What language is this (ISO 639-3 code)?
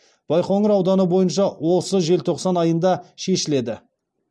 kaz